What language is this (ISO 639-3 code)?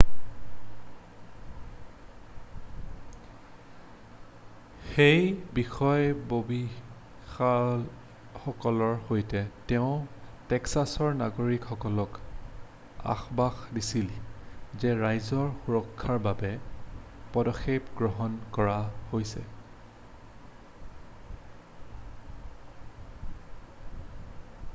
asm